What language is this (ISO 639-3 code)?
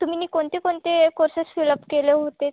mar